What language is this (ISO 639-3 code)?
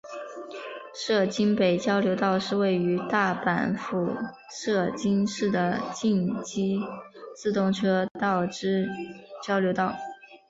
zho